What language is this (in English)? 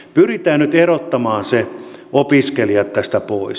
Finnish